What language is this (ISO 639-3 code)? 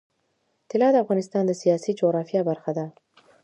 pus